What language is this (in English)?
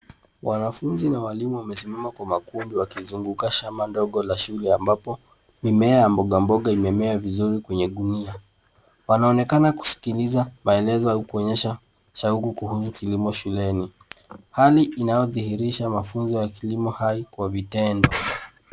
Swahili